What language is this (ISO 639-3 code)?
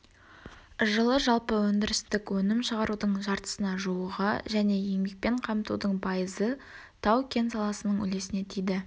kaz